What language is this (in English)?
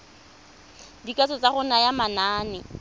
Tswana